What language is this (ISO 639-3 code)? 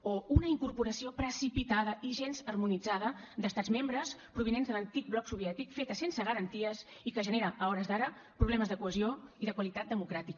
cat